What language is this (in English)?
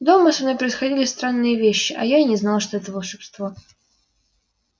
Russian